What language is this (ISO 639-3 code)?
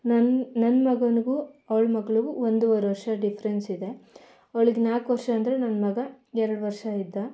kan